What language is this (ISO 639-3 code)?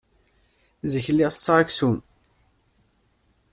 kab